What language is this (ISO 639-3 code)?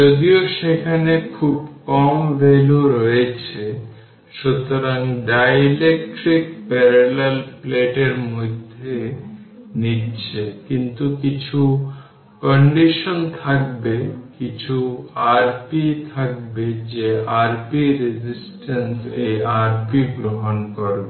ben